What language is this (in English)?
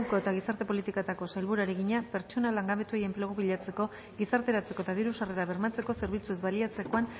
Basque